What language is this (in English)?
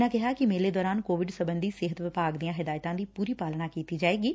Punjabi